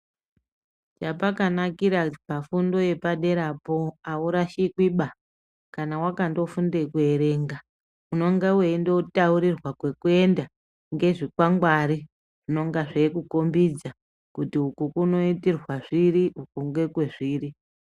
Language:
Ndau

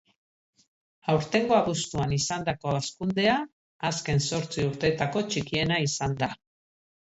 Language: Basque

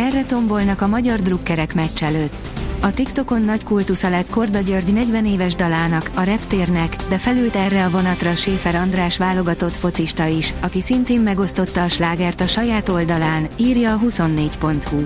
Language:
Hungarian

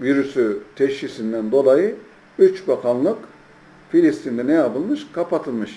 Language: Turkish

